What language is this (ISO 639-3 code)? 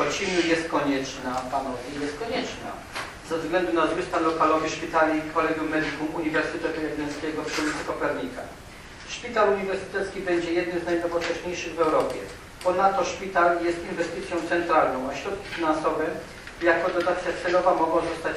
pol